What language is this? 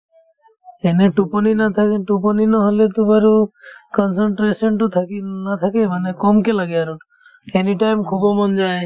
Assamese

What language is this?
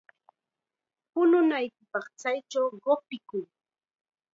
Chiquián Ancash Quechua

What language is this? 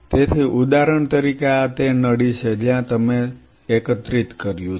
Gujarati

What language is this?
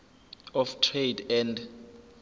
Zulu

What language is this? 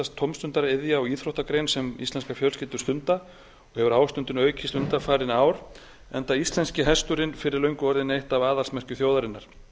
Icelandic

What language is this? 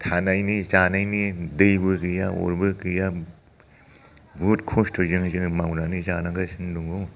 Bodo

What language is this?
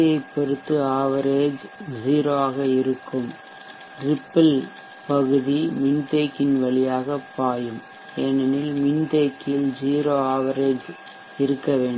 Tamil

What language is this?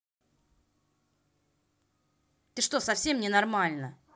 Russian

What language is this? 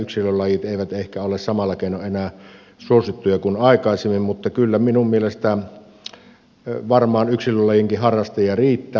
Finnish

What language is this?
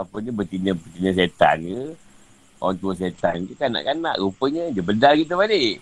Malay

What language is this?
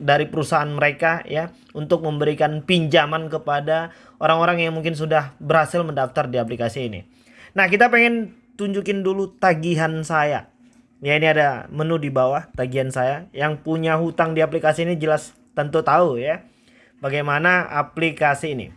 Indonesian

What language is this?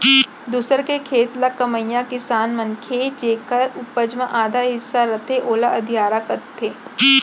Chhattisgarhi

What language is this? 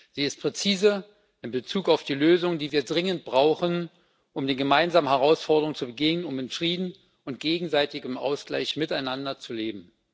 German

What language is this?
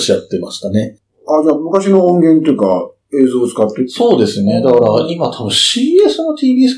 Japanese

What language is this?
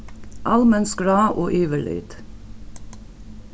Faroese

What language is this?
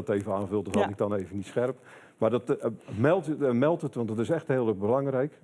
Dutch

